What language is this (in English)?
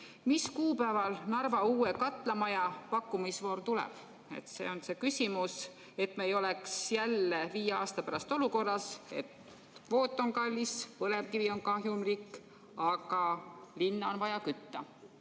Estonian